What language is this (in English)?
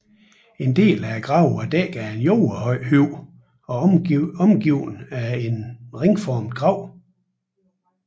Danish